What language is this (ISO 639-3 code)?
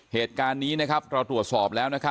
tha